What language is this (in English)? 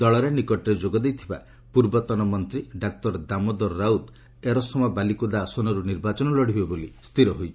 Odia